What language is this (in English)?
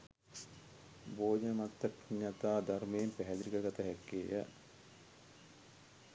Sinhala